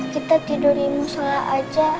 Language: Indonesian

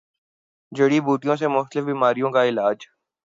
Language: Urdu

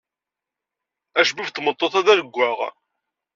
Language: Kabyle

